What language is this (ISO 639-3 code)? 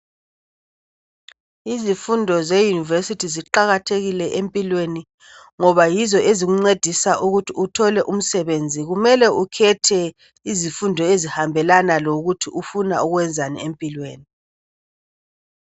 nde